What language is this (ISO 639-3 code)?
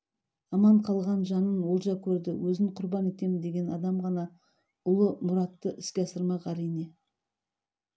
kaz